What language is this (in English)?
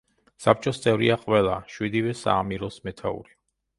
Georgian